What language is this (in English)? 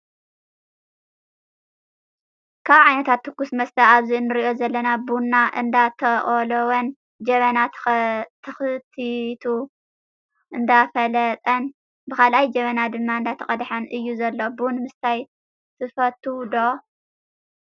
Tigrinya